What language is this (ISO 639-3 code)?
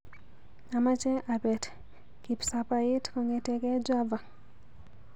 kln